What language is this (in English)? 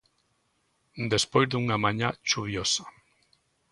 Galician